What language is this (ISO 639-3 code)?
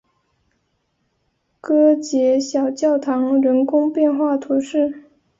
zho